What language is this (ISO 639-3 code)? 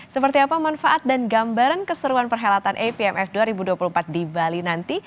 ind